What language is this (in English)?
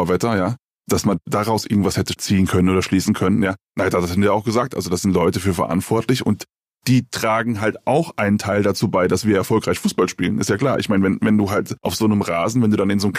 German